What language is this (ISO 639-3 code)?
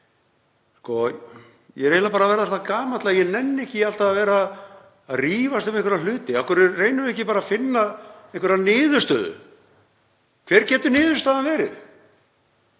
isl